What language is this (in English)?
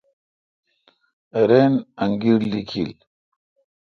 Kalkoti